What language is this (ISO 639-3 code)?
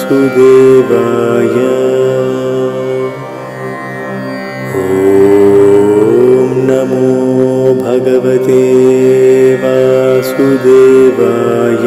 ara